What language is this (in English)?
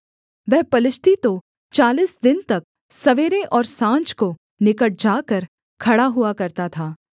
Hindi